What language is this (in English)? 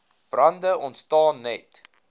Afrikaans